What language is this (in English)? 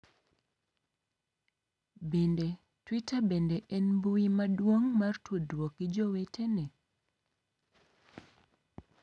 Luo (Kenya and Tanzania)